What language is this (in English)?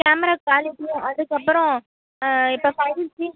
Tamil